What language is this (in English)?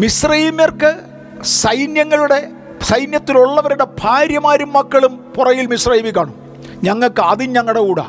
Malayalam